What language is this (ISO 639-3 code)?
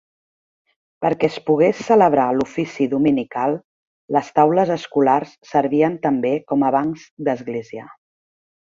cat